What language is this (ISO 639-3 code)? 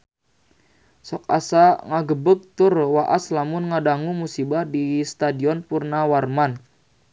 sun